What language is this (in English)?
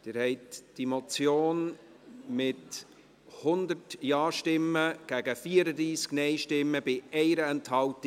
Swiss German